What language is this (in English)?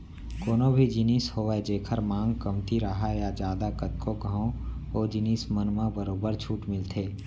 Chhattisgarhi